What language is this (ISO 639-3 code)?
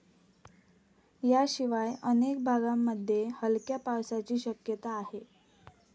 mar